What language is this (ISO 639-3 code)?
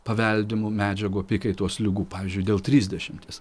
lit